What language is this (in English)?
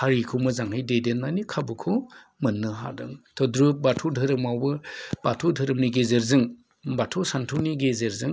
Bodo